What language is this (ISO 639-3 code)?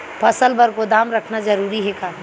hne